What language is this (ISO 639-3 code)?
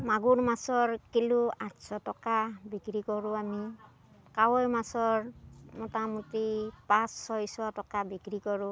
asm